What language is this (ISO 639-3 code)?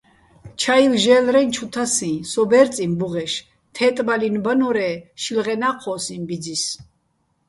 bbl